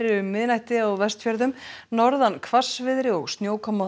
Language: Icelandic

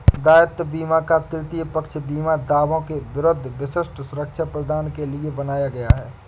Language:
Hindi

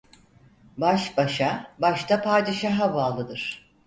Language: Turkish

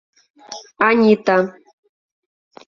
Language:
Mari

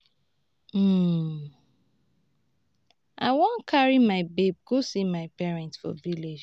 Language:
Nigerian Pidgin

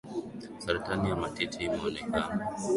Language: Swahili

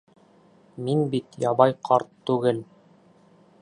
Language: Bashkir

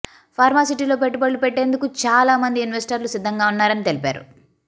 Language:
Telugu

